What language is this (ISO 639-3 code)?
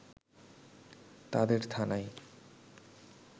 ben